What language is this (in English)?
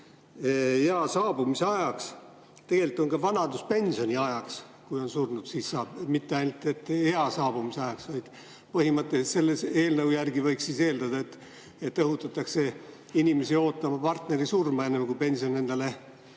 Estonian